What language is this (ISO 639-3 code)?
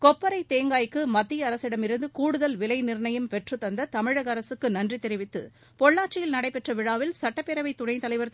tam